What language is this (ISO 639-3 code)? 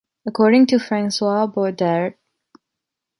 eng